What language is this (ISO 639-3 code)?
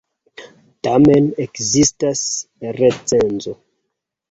epo